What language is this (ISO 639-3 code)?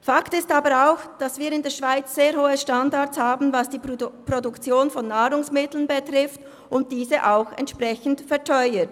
gsw